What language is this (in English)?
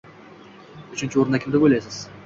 Uzbek